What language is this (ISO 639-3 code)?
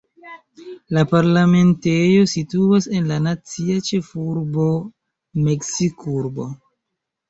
epo